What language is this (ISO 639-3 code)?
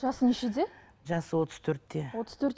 kaz